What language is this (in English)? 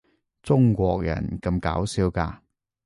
Cantonese